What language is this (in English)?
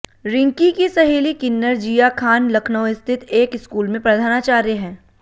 Hindi